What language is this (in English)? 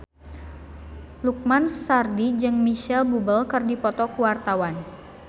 Sundanese